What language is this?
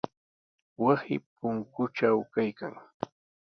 Sihuas Ancash Quechua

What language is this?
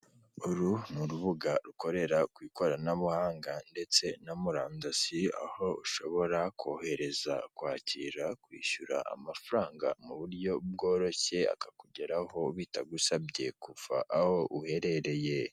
Kinyarwanda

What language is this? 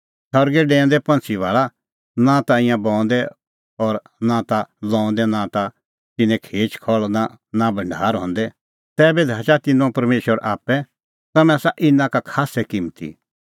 Kullu Pahari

